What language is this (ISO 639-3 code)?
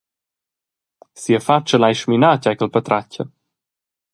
roh